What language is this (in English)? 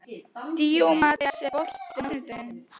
Icelandic